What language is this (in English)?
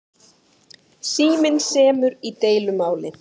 Icelandic